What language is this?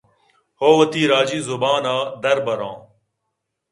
Eastern Balochi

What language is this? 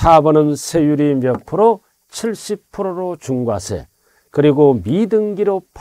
Korean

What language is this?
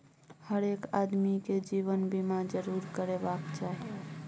Maithili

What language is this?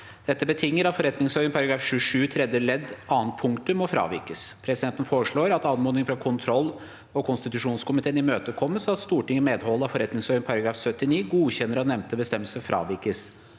Norwegian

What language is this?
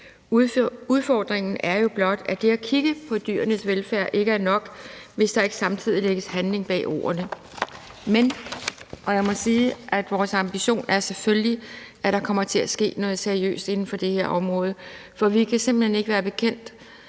Danish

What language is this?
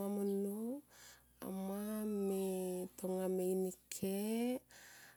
Tomoip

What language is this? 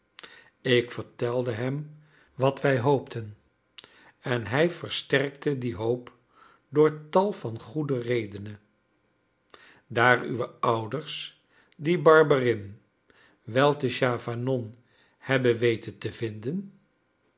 Dutch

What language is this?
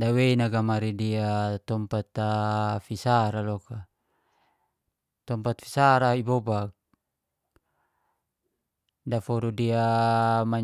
Geser-Gorom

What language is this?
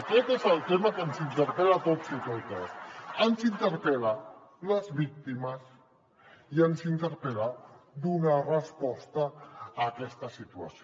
Catalan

